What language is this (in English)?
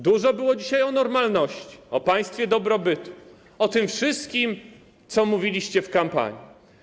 Polish